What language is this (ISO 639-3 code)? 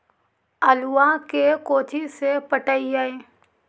mag